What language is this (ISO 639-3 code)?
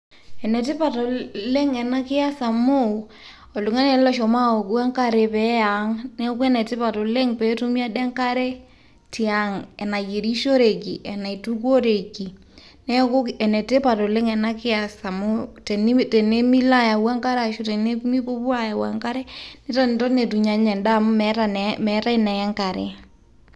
mas